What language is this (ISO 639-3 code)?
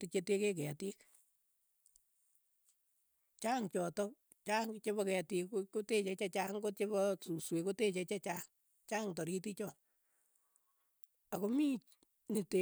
eyo